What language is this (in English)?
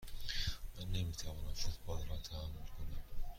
Persian